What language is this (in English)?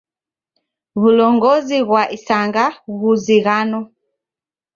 Taita